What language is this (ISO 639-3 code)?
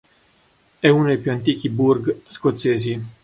ita